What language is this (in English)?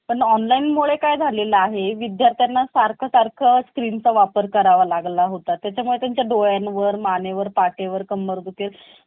Marathi